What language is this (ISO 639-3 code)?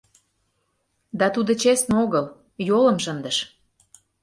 chm